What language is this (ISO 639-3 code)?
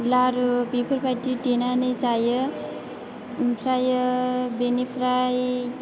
brx